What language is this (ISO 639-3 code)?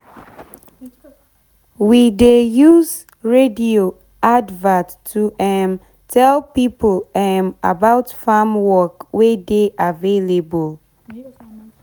pcm